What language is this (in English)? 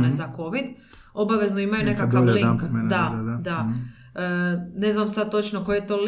Croatian